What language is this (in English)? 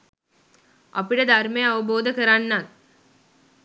Sinhala